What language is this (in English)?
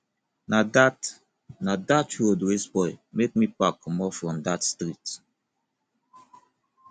Nigerian Pidgin